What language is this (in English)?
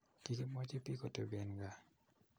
Kalenjin